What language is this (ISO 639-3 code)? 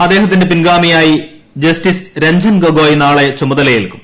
mal